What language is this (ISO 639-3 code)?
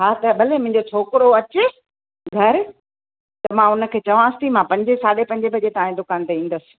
snd